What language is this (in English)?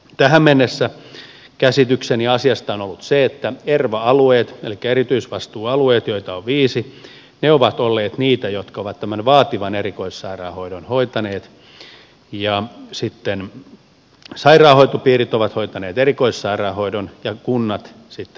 Finnish